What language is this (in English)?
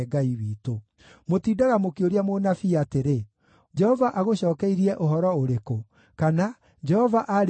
Kikuyu